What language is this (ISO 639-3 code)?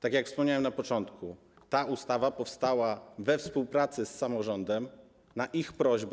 pol